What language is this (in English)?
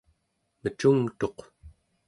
Central Yupik